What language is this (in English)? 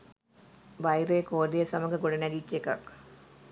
Sinhala